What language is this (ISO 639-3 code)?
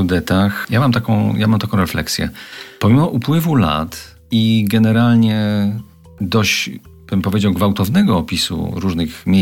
pol